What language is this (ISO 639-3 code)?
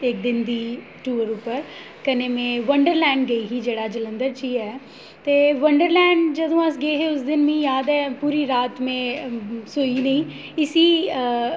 doi